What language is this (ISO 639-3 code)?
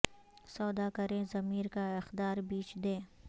urd